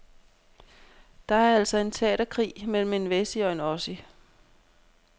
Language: Danish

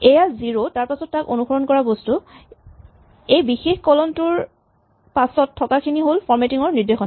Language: Assamese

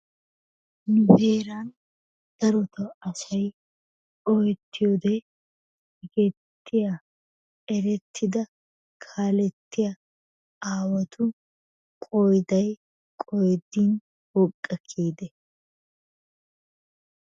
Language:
Wolaytta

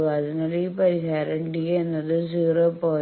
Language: Malayalam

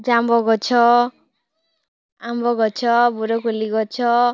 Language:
Odia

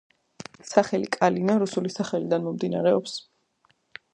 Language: Georgian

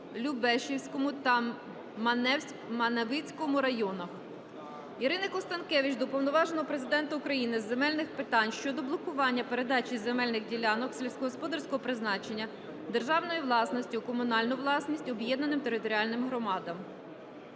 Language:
Ukrainian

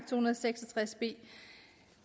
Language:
Danish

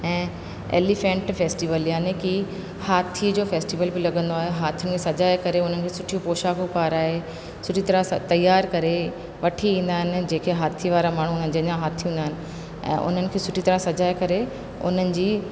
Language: Sindhi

